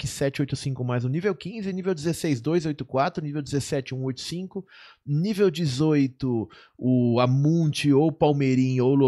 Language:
Portuguese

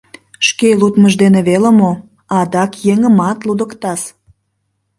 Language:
Mari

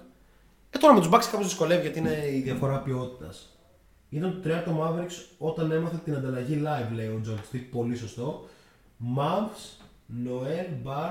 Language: Greek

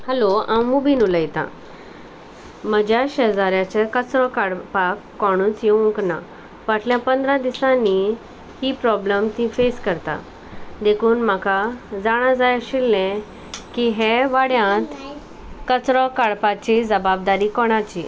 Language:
Konkani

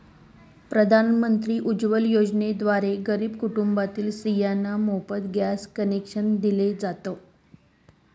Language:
Marathi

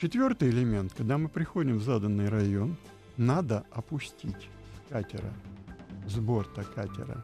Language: Russian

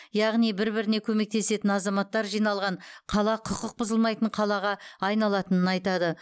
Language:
Kazakh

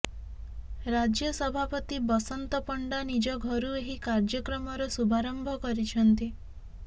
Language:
Odia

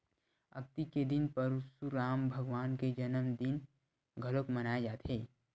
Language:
Chhattisgarhi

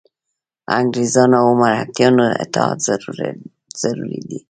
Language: Pashto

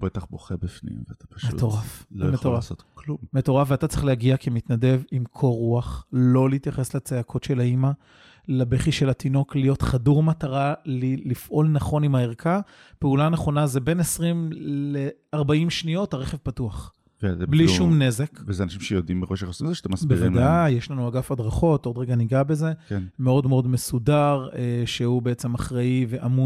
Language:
Hebrew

